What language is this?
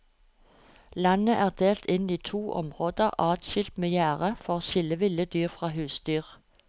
Norwegian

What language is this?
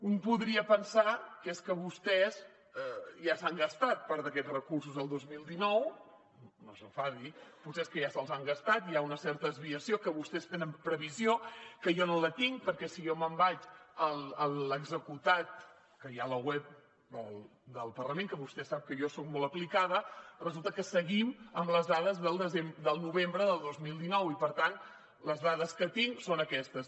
Catalan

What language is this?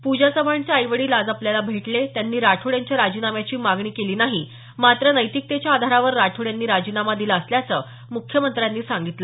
Marathi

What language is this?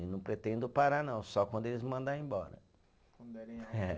Portuguese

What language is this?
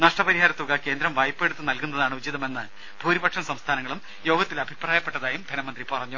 Malayalam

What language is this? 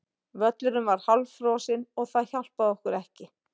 Icelandic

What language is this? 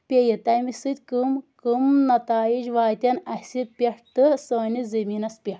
Kashmiri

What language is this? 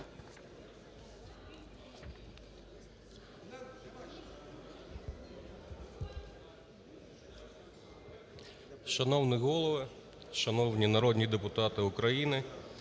Ukrainian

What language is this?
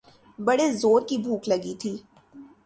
Urdu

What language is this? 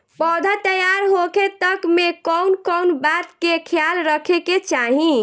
Bhojpuri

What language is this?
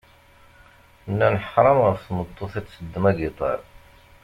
Kabyle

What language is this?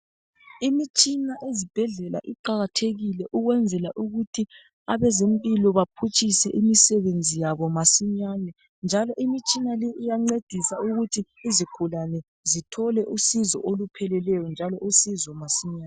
North Ndebele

